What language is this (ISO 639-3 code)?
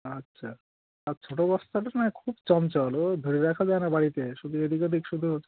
ben